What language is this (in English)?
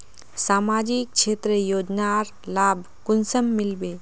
Magahi